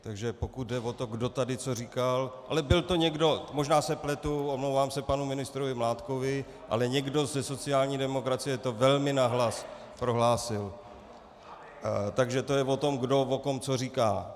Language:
Czech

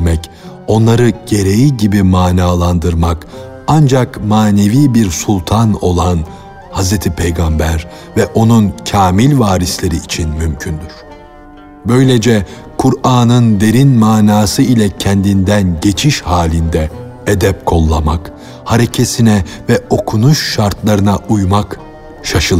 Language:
Turkish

